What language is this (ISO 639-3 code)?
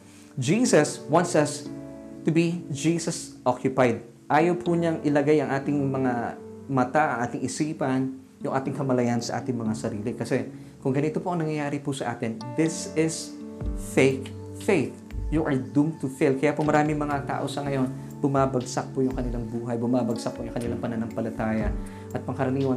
fil